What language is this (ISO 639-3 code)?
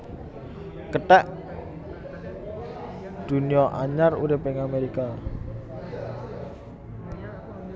jav